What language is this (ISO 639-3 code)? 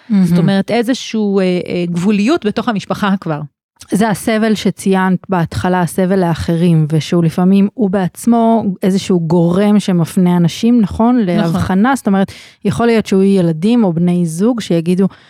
heb